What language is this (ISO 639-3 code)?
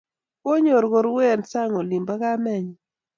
kln